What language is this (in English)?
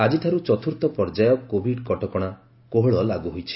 Odia